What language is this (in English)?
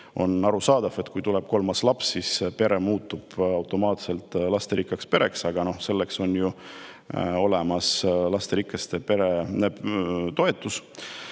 Estonian